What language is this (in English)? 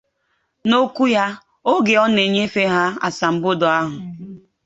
Igbo